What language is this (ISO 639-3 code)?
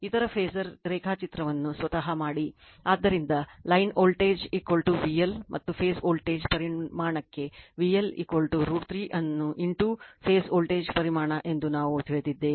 kan